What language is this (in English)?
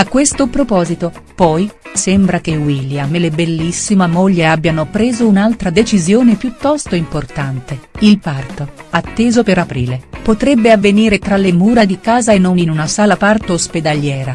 Italian